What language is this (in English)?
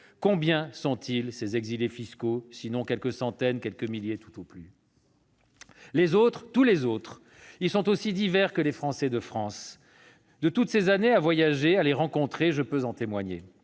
French